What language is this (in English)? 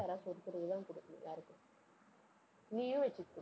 Tamil